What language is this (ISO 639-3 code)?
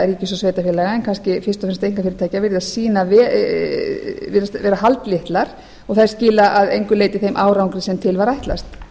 isl